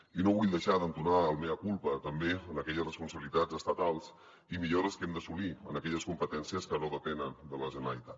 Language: Catalan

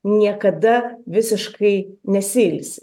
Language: Lithuanian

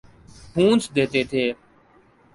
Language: Urdu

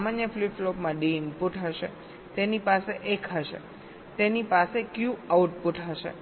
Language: Gujarati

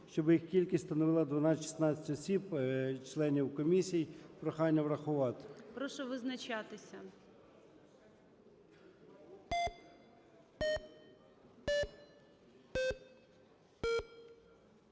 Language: Ukrainian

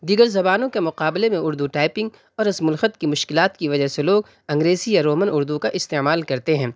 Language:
Urdu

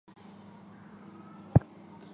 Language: Chinese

